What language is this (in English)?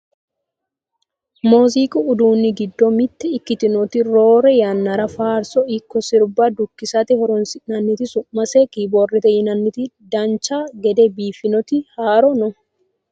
Sidamo